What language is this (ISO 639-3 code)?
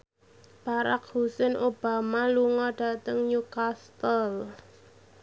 jav